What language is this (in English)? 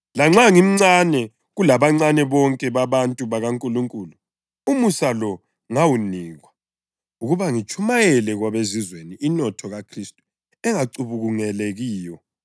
North Ndebele